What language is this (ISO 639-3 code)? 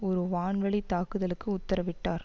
tam